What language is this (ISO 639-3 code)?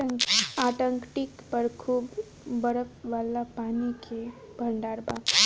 bho